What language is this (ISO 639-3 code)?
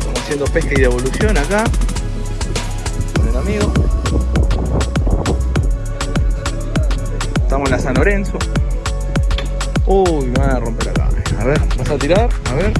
spa